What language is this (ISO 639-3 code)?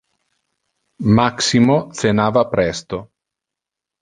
ina